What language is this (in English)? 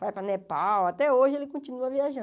Portuguese